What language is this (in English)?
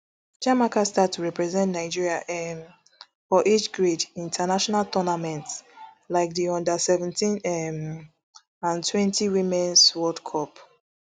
Nigerian Pidgin